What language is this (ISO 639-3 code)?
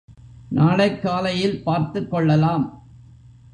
tam